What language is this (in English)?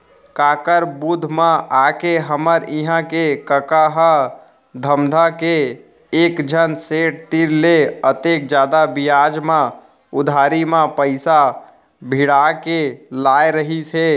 Chhattisgarhi